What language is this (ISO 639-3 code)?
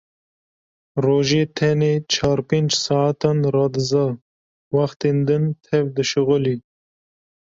kur